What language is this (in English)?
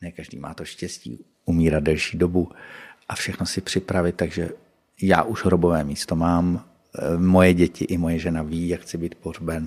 Czech